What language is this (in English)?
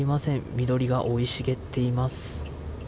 Japanese